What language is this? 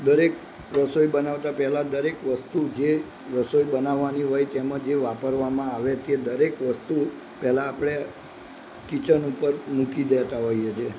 Gujarati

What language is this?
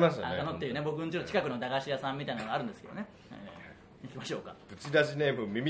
Japanese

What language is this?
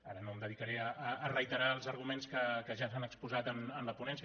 Catalan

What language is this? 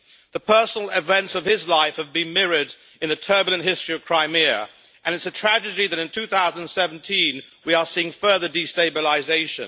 English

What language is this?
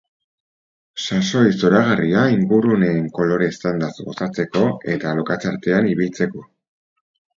Basque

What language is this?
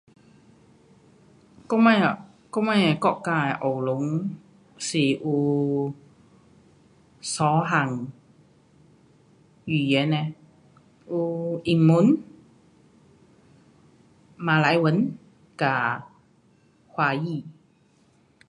Pu-Xian Chinese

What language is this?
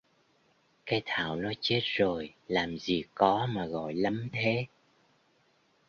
Vietnamese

